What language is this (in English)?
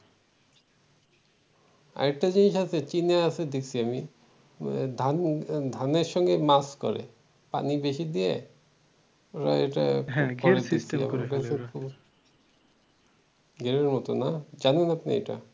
Bangla